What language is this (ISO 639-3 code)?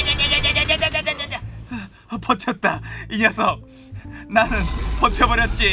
kor